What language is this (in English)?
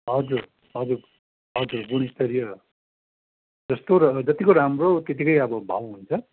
Nepali